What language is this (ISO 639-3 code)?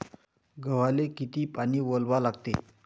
mar